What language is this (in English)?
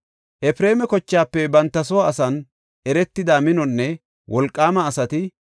Gofa